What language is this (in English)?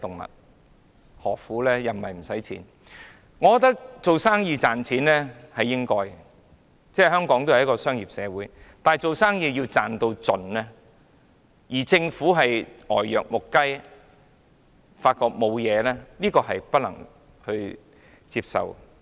Cantonese